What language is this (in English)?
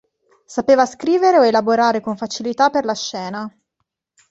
Italian